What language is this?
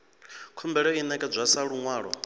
Venda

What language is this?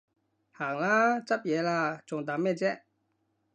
Cantonese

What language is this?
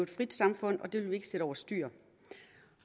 Danish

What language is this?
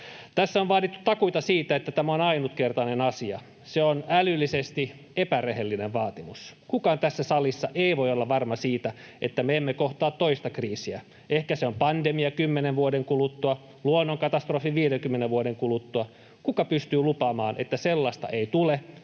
Finnish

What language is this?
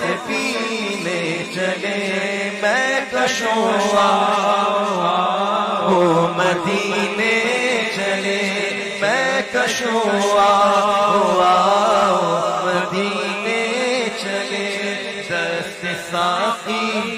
Arabic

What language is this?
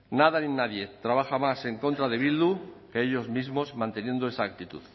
Spanish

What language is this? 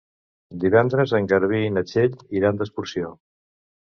Catalan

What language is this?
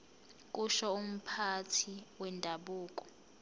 Zulu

